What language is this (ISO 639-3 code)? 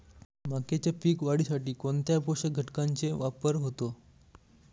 mar